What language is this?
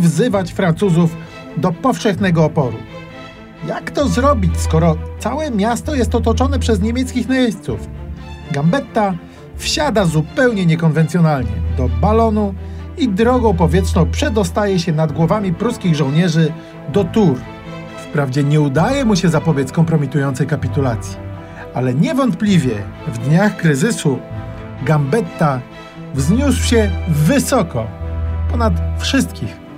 Polish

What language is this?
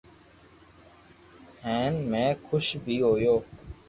Loarki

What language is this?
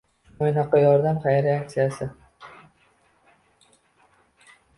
Uzbek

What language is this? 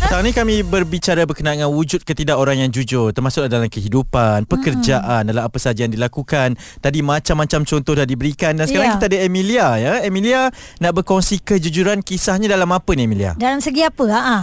Malay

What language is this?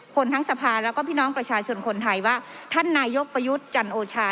Thai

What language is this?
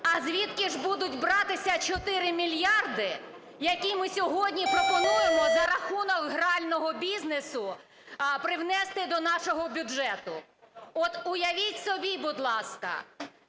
Ukrainian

